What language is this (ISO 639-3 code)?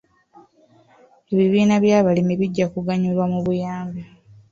lug